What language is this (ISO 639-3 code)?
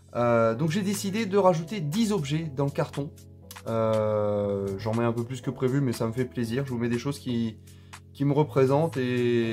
fra